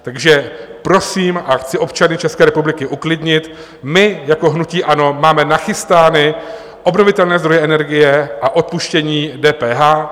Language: Czech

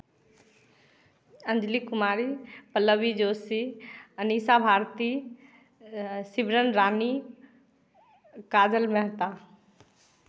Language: Hindi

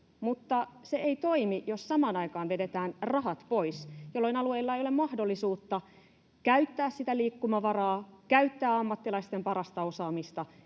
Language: Finnish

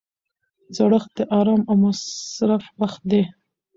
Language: Pashto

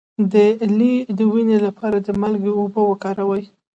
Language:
Pashto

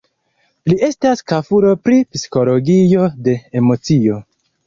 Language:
Esperanto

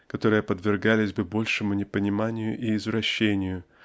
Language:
Russian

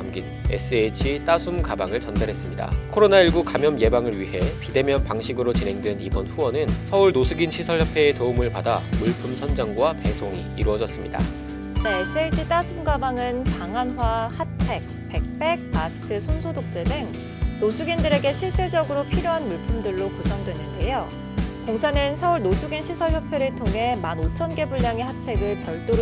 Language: Korean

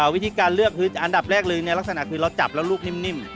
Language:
Thai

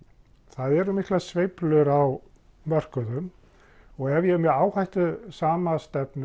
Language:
Icelandic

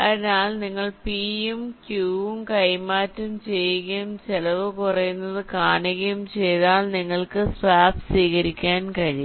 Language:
Malayalam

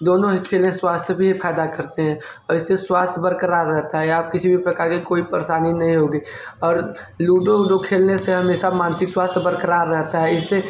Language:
Hindi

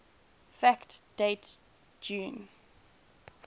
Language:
English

